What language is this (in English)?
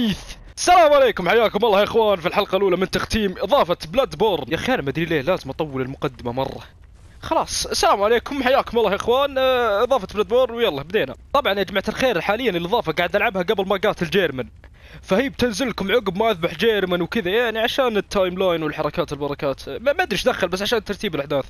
Arabic